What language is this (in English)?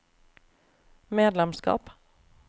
Norwegian